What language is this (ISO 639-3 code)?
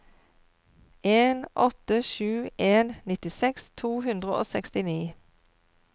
nor